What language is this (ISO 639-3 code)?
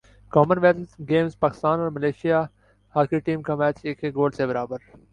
urd